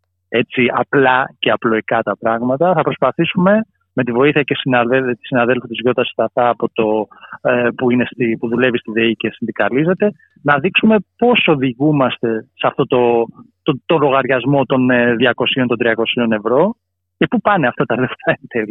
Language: Greek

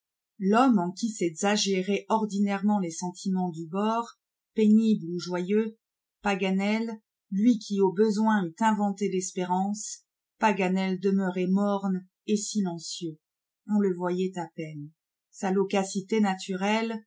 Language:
French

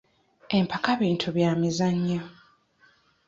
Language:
Ganda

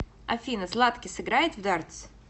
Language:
Russian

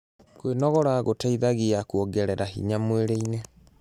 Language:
Kikuyu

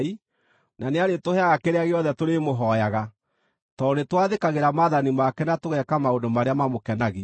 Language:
Kikuyu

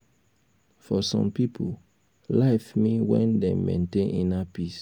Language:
Nigerian Pidgin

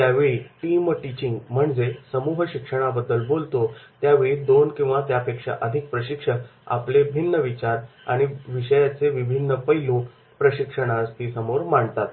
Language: Marathi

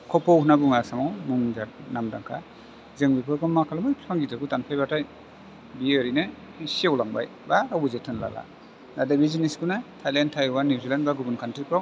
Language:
Bodo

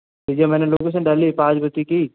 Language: Hindi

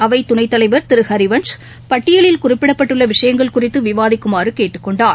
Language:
Tamil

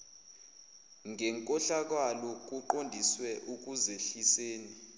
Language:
Zulu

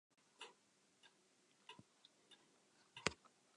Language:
Western Frisian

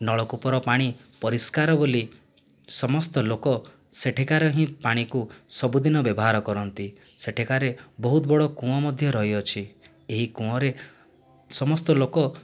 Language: Odia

